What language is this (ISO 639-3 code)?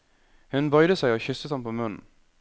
nor